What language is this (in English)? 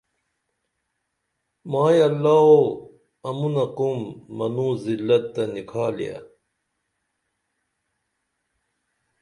Dameli